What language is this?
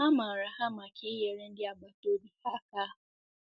Igbo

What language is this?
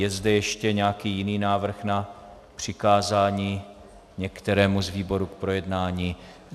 Czech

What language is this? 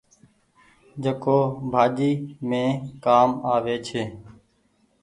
Goaria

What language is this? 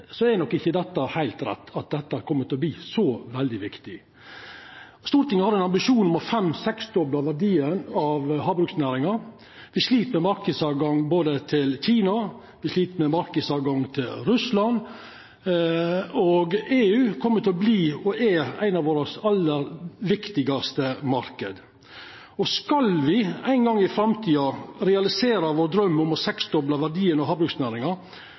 Norwegian Nynorsk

